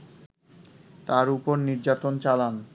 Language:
Bangla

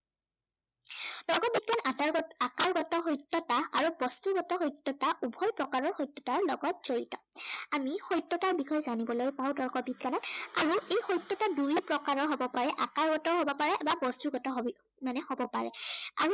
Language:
Assamese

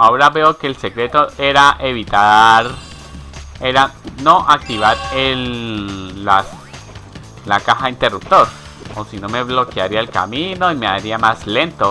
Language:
Spanish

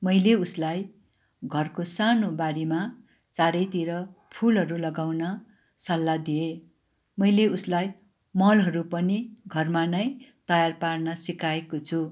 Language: Nepali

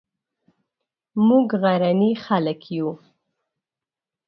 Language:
Pashto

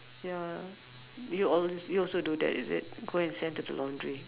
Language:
English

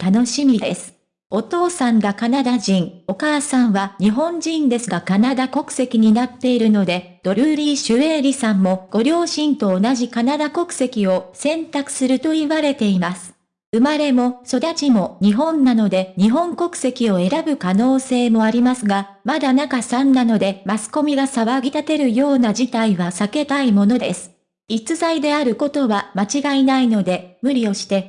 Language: Japanese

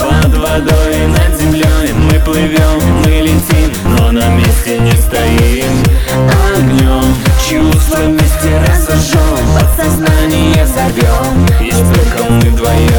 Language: Ukrainian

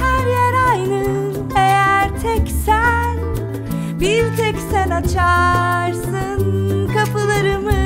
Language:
Turkish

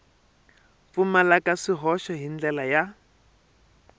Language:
Tsonga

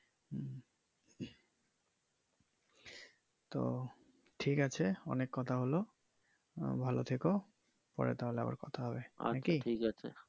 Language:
Bangla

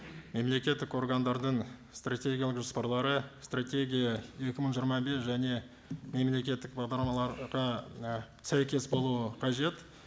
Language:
Kazakh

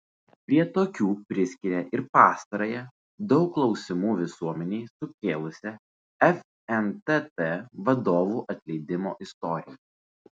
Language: Lithuanian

